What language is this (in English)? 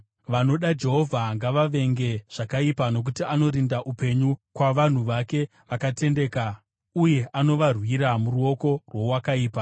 Shona